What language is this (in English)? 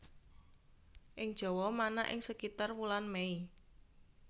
Javanese